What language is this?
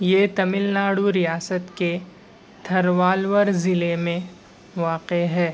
Urdu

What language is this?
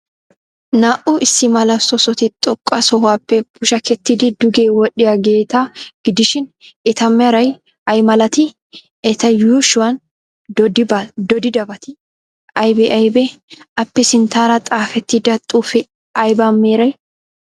Wolaytta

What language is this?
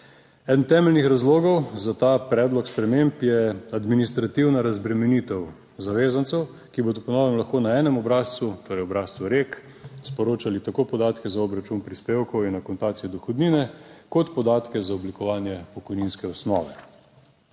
Slovenian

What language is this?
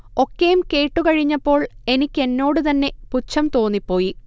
Malayalam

